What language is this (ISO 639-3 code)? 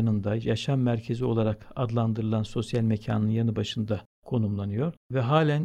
tur